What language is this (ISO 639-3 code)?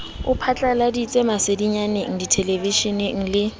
sot